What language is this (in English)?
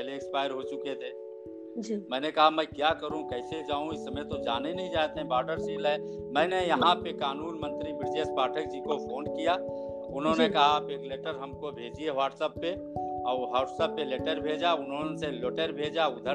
Hindi